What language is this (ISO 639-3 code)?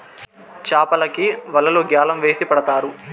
tel